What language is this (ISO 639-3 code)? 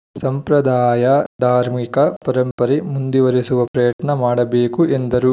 kan